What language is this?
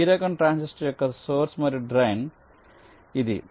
Telugu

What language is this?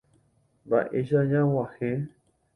Guarani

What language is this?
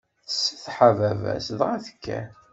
Kabyle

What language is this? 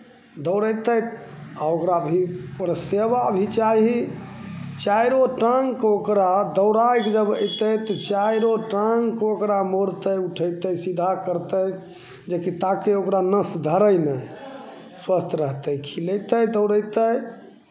Maithili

